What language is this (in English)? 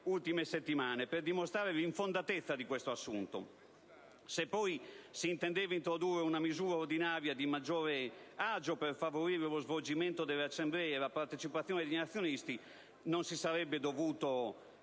Italian